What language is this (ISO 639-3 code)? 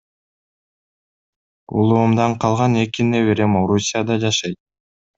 kir